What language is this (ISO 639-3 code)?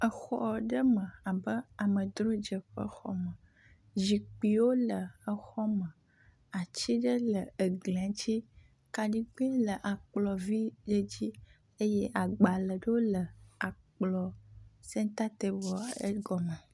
ewe